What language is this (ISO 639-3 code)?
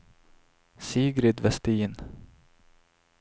swe